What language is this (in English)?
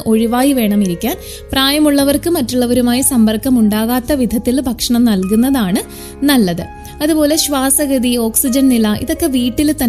Malayalam